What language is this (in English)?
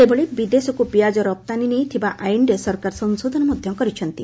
Odia